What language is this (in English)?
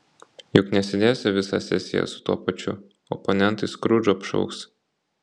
Lithuanian